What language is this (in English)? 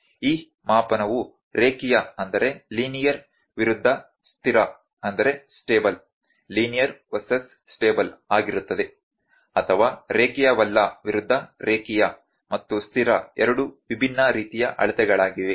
Kannada